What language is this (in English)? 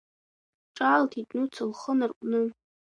Abkhazian